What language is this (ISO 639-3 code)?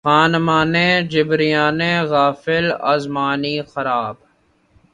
urd